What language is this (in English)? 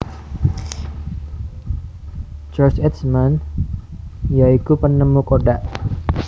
Javanese